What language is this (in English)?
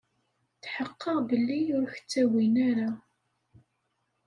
Kabyle